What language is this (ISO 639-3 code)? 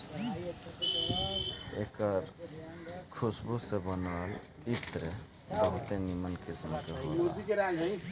bho